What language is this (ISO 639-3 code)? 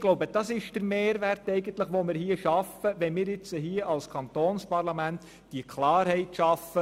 gsw